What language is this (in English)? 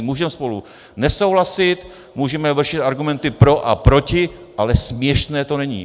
Czech